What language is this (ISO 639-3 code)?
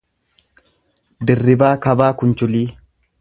orm